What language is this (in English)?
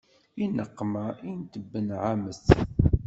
Kabyle